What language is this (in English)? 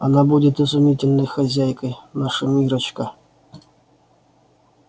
Russian